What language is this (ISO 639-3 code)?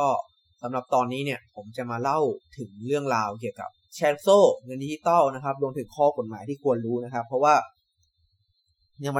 tha